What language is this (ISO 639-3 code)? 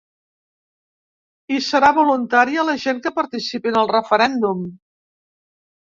cat